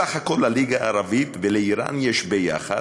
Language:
Hebrew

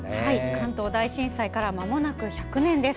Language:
Japanese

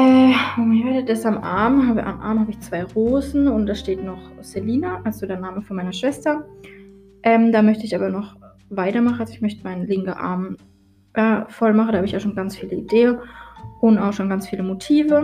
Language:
German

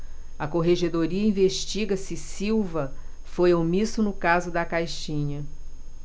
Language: Portuguese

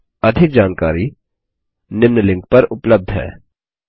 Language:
Hindi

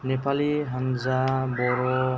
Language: Bodo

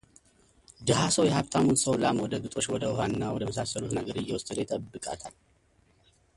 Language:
Amharic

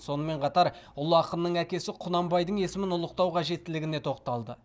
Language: Kazakh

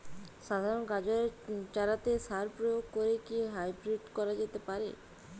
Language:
Bangla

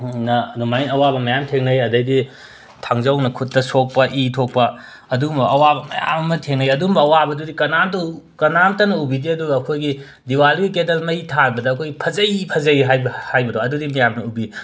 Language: Manipuri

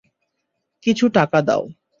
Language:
Bangla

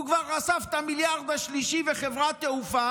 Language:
Hebrew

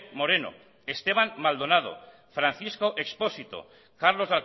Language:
Basque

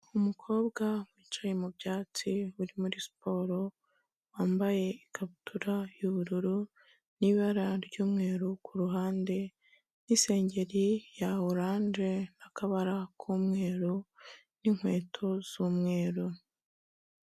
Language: Kinyarwanda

